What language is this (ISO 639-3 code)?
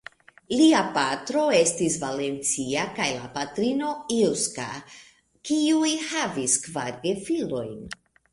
epo